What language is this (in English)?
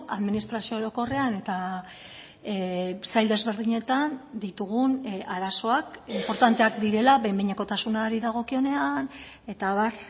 Basque